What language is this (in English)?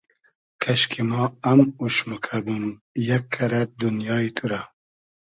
Hazaragi